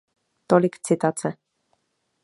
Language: Czech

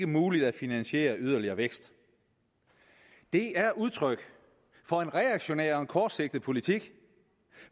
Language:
Danish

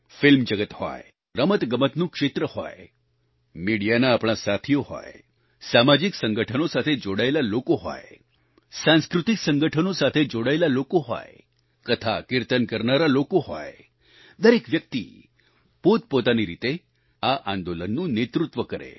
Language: Gujarati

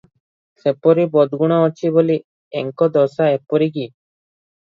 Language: Odia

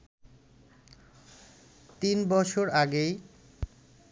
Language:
Bangla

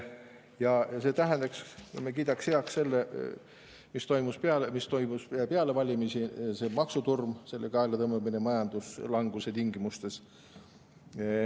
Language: Estonian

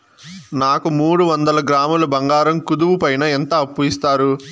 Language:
Telugu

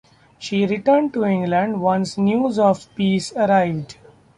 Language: English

